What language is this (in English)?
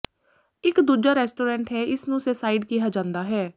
Punjabi